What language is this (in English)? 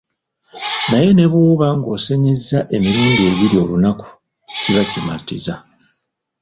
Ganda